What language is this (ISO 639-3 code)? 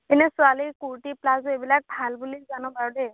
asm